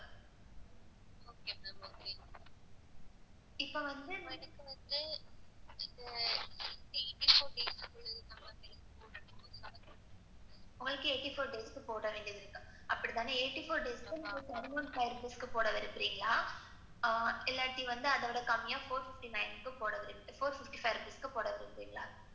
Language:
Tamil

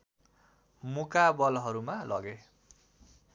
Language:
Nepali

